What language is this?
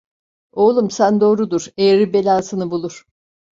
Turkish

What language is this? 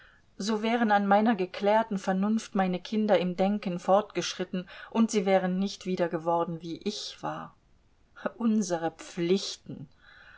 German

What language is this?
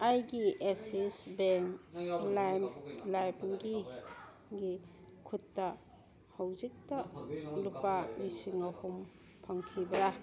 Manipuri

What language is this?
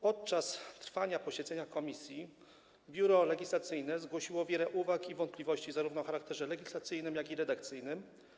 Polish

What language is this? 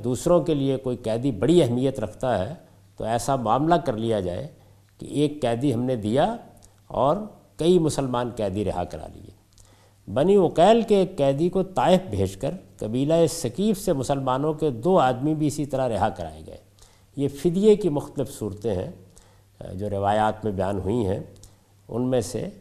Urdu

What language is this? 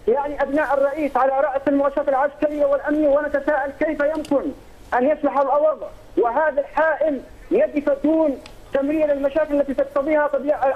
Arabic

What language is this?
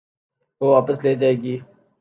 Urdu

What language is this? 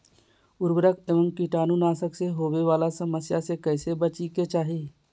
Magahi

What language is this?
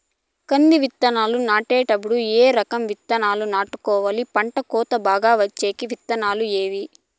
Telugu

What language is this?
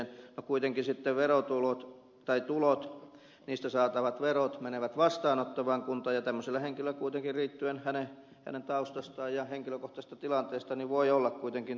Finnish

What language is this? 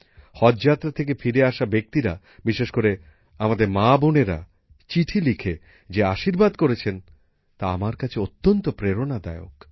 Bangla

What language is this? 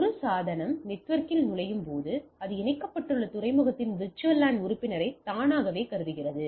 Tamil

